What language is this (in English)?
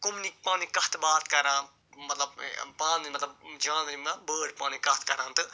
Kashmiri